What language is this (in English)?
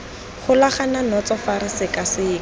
Tswana